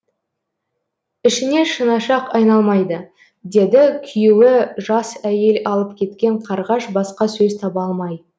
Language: Kazakh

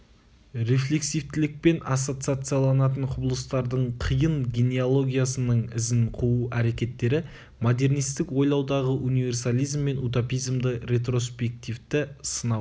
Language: Kazakh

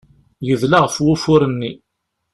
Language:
Kabyle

